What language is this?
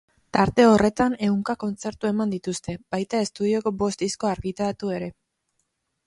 Basque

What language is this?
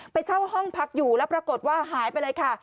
Thai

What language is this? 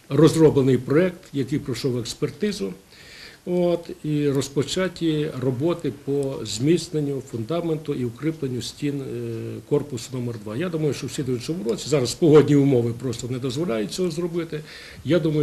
Ukrainian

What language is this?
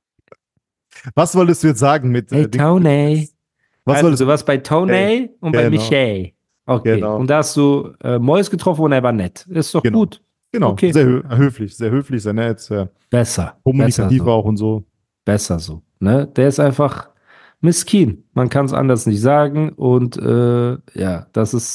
German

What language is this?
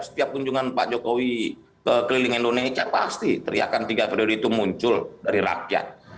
Indonesian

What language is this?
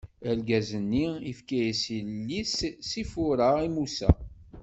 Kabyle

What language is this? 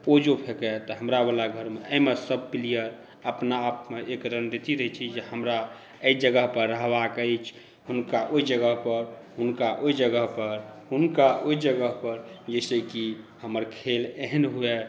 Maithili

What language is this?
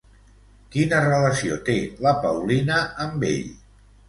Catalan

